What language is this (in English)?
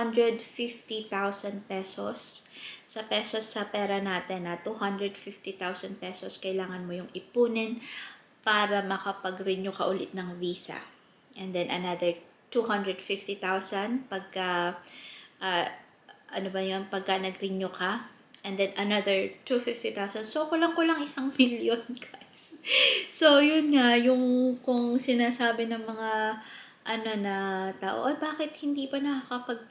Filipino